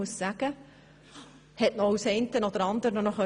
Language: Swiss German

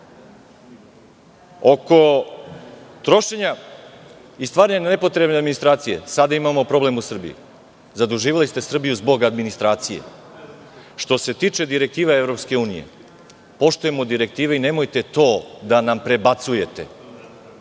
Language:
Serbian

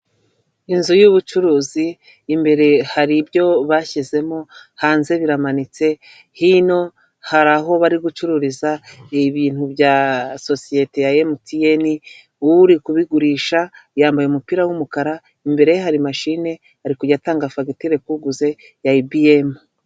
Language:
Kinyarwanda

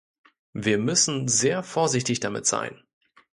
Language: German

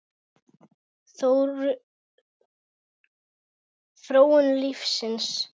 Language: Icelandic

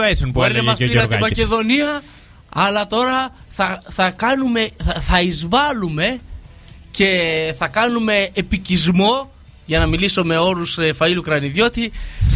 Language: Greek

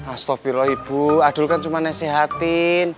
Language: Indonesian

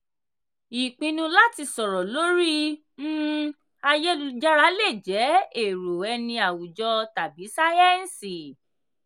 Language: Yoruba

